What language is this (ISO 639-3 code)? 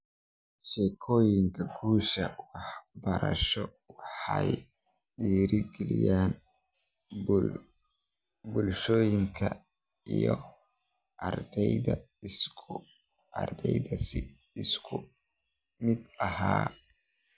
som